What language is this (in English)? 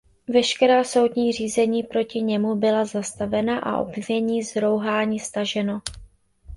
Czech